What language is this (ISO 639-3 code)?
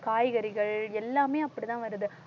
tam